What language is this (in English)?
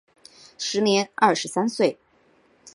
Chinese